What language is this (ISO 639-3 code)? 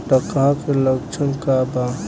bho